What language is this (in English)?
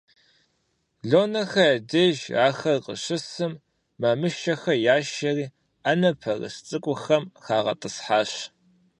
Kabardian